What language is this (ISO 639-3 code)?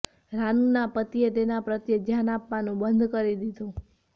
guj